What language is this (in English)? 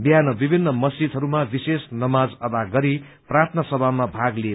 Nepali